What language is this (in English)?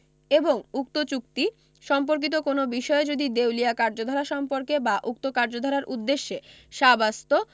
Bangla